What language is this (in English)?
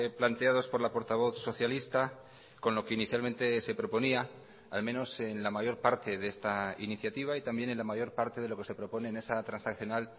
Spanish